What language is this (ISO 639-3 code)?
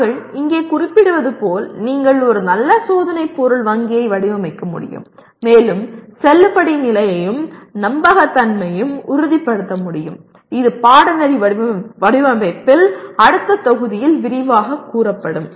tam